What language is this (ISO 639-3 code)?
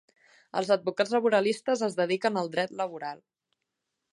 cat